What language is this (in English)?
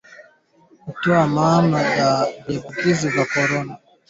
Swahili